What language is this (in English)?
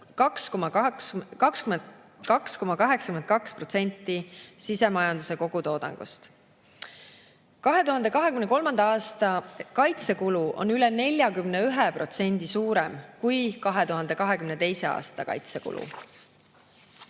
Estonian